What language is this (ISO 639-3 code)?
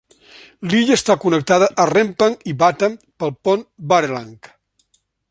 cat